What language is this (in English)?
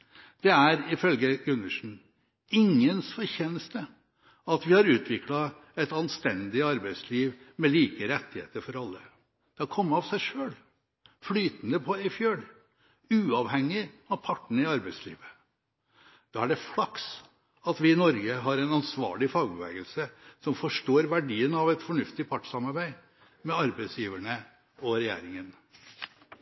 Norwegian Bokmål